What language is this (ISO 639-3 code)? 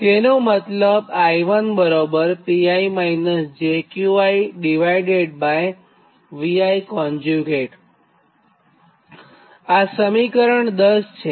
guj